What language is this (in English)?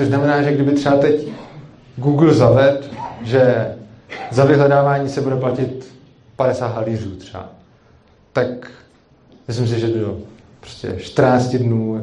Czech